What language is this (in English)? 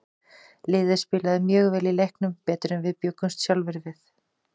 Icelandic